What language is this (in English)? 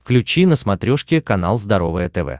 Russian